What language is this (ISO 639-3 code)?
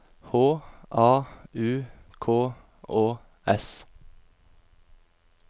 nor